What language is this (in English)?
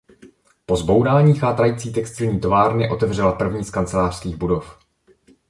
Czech